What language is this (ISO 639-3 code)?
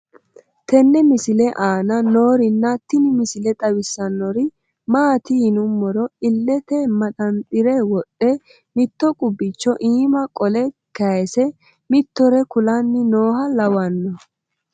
sid